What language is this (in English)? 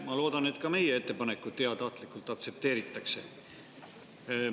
Estonian